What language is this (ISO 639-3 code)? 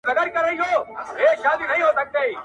pus